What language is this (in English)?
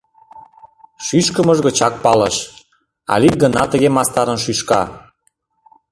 Mari